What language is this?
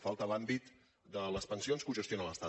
Catalan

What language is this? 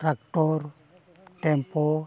Santali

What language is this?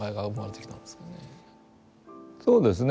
Japanese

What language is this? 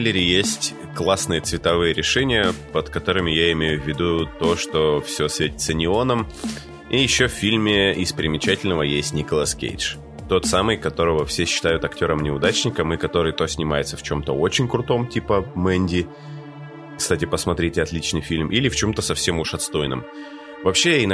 Russian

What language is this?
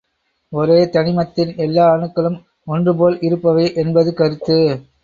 Tamil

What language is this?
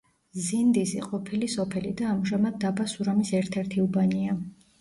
Georgian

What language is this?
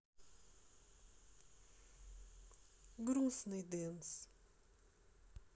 Russian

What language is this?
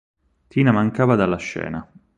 Italian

